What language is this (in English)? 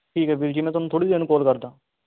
Punjabi